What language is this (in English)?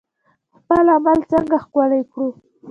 Pashto